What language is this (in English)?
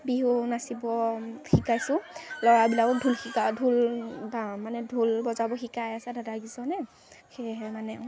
Assamese